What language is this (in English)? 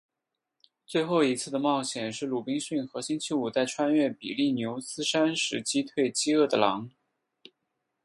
Chinese